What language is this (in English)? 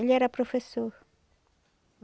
Portuguese